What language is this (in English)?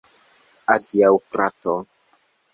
Esperanto